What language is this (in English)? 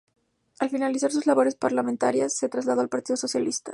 Spanish